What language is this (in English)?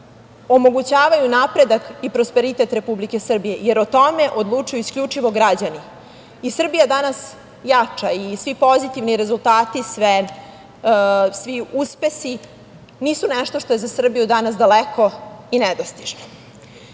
Serbian